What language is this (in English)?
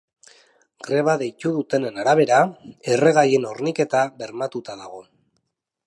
Basque